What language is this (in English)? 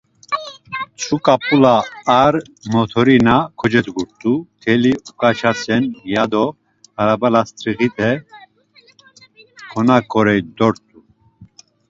Laz